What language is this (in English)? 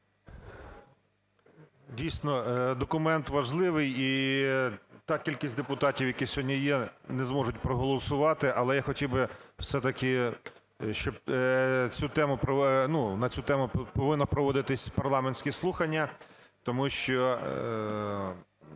Ukrainian